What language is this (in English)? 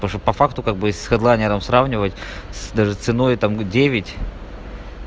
Russian